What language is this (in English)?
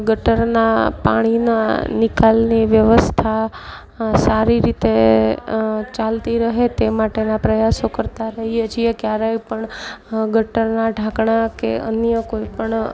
Gujarati